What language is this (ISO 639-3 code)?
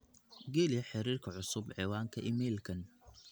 som